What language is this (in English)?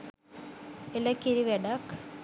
Sinhala